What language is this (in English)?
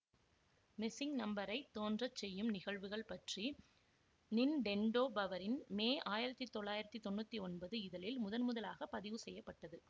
Tamil